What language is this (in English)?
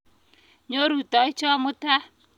Kalenjin